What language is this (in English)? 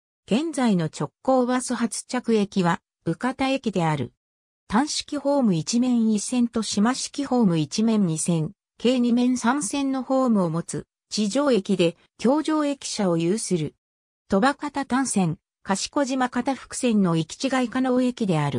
Japanese